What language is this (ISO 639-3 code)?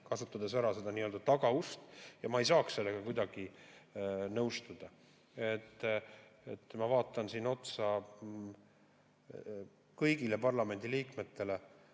est